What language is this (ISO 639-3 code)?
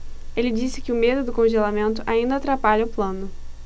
por